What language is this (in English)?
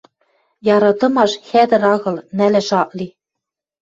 Western Mari